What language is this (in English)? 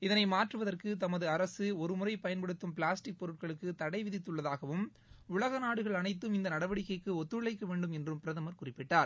Tamil